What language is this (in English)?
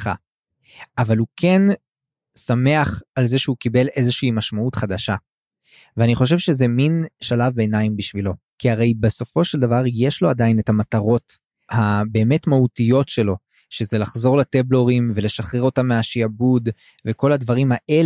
Hebrew